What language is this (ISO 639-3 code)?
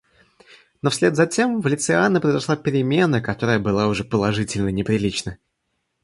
rus